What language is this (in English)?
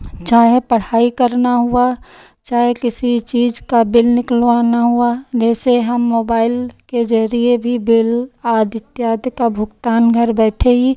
Hindi